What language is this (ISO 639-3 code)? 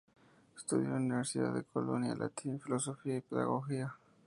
spa